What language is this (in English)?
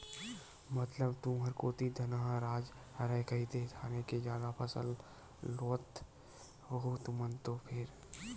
Chhattisgarhi